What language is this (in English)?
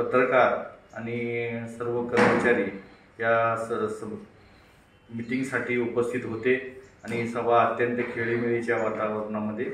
Romanian